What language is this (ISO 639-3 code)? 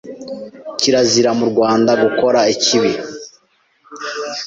kin